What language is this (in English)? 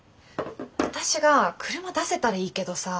Japanese